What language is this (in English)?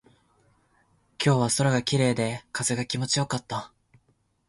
Japanese